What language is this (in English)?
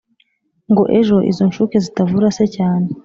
Kinyarwanda